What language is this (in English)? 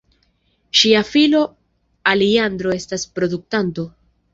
Esperanto